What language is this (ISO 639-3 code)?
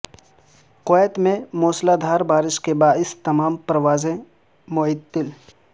urd